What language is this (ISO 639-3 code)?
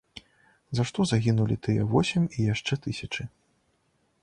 bel